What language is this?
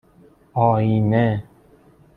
Persian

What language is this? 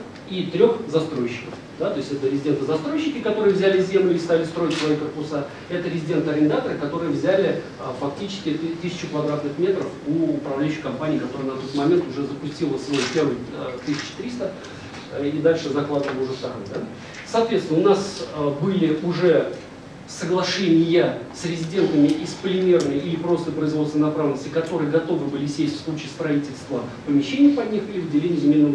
Russian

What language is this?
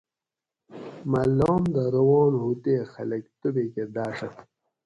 Gawri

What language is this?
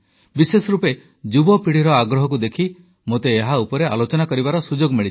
Odia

